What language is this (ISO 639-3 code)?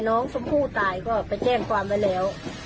tha